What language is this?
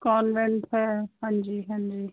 Punjabi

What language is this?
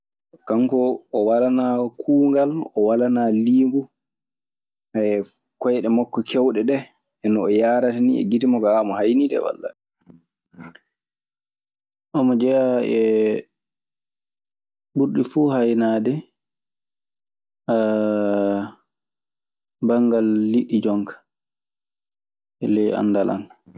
Maasina Fulfulde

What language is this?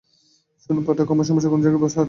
Bangla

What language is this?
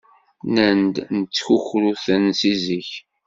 Kabyle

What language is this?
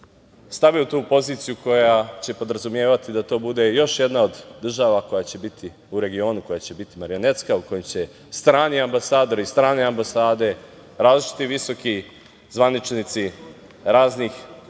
Serbian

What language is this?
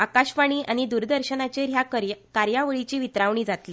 Konkani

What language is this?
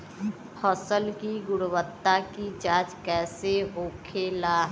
Bhojpuri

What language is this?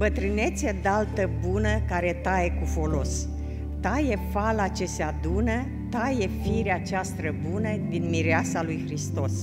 Romanian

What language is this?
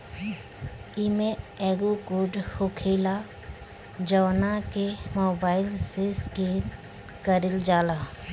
Bhojpuri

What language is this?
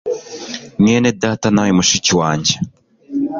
Kinyarwanda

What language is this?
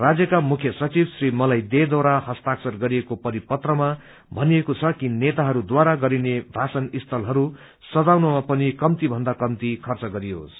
Nepali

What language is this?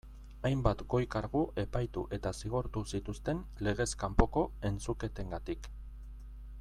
Basque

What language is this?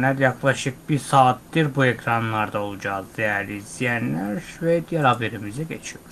Turkish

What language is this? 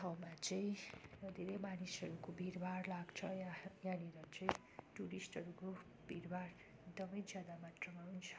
Nepali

